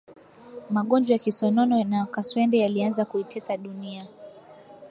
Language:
Swahili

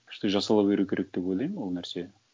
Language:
Kazakh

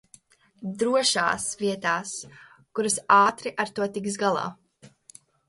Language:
Latvian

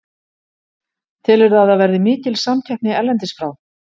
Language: Icelandic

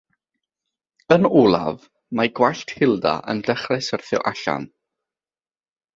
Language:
Welsh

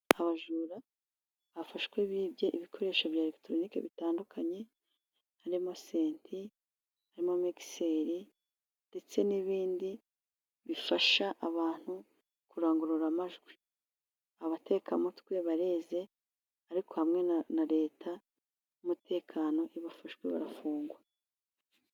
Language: Kinyarwanda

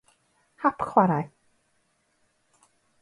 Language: Welsh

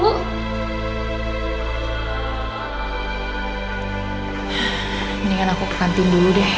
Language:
Indonesian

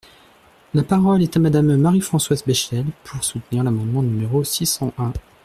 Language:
French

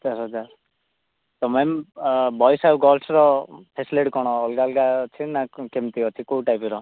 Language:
Odia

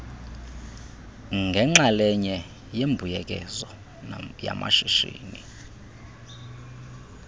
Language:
Xhosa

